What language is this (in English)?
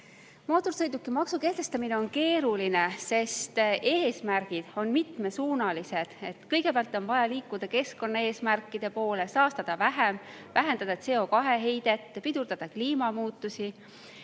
Estonian